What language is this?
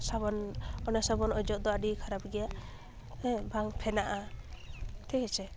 Santali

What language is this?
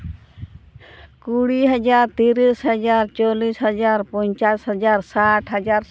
Santali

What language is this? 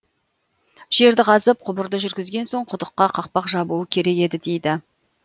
Kazakh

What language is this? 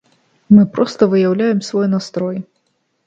Belarusian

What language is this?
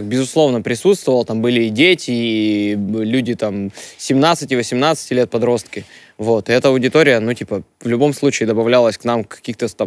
Russian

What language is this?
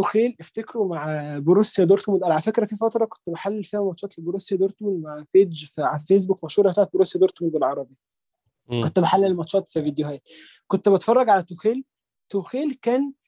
Arabic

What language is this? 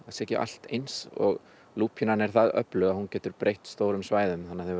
Icelandic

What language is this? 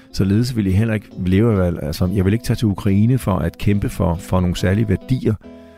Danish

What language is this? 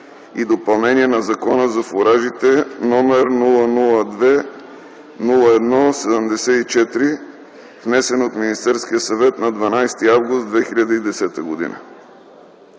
Bulgarian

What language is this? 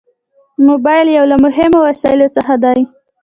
Pashto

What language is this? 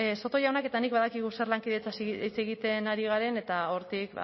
Basque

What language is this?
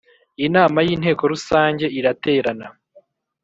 Kinyarwanda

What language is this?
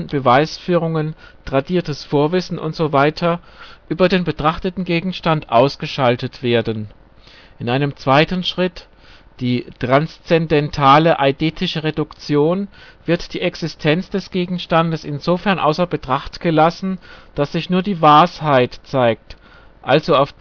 German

